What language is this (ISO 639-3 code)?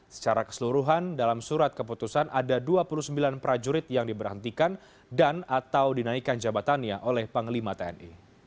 ind